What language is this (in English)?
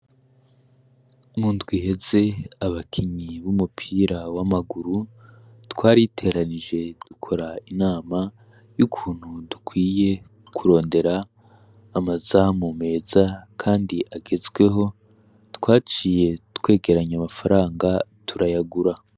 Rundi